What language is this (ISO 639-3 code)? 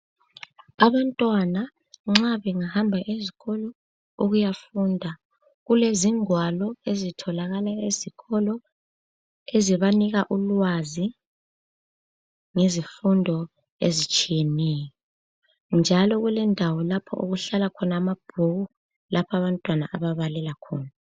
nde